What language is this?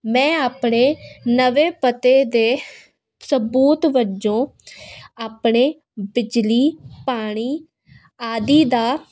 Punjabi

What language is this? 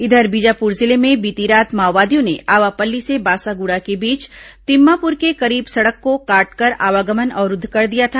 Hindi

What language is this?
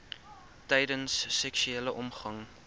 Afrikaans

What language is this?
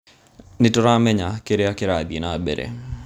Kikuyu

